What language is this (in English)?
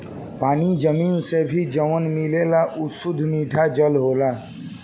Bhojpuri